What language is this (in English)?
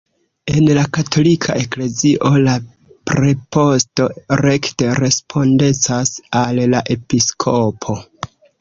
Esperanto